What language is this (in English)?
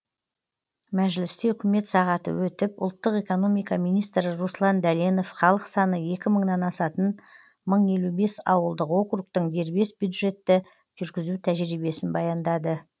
Kazakh